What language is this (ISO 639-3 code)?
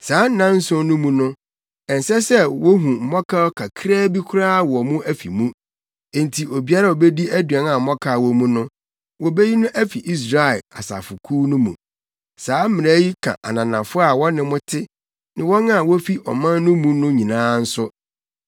aka